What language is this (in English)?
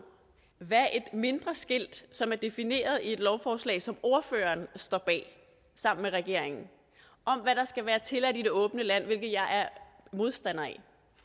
Danish